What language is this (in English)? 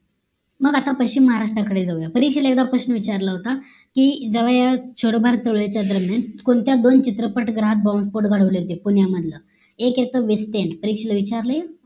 Marathi